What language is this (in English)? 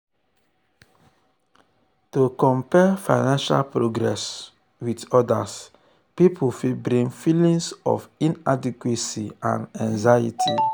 Nigerian Pidgin